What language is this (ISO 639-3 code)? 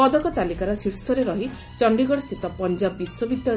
ori